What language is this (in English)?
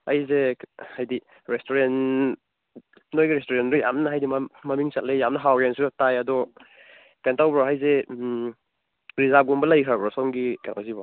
Manipuri